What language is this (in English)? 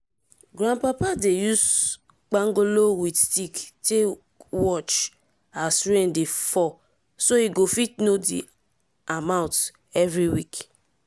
Nigerian Pidgin